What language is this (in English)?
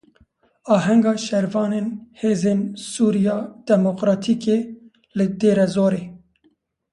Kurdish